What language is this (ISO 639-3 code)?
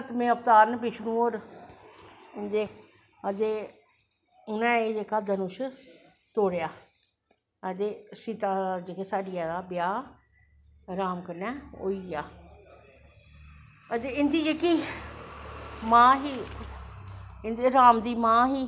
doi